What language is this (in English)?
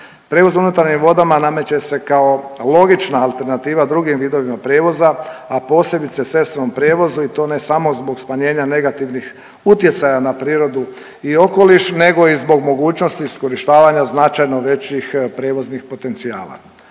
Croatian